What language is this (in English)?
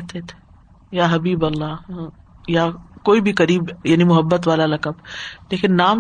Urdu